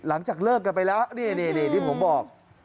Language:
Thai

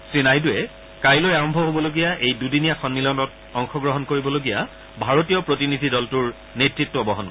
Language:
Assamese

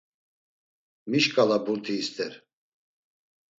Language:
Laz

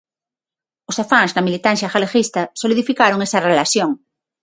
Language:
Galician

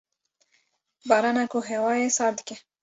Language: Kurdish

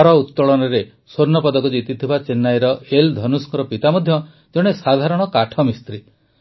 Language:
Odia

